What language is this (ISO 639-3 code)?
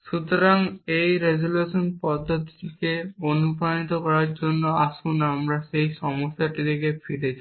ben